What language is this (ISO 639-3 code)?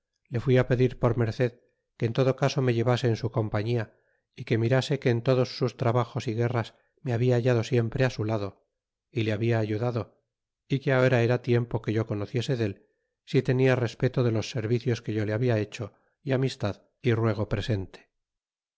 spa